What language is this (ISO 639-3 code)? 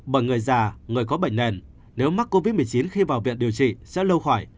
vie